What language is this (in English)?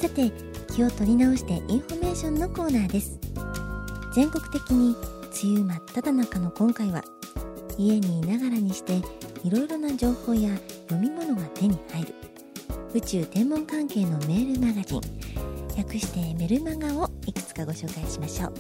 Japanese